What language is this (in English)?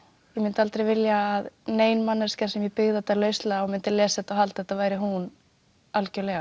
Icelandic